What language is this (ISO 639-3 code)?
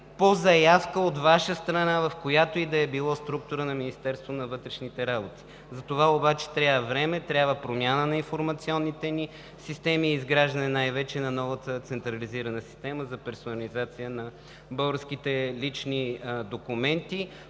bul